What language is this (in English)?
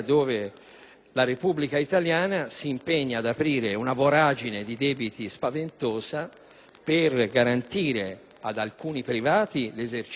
Italian